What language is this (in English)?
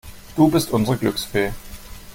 German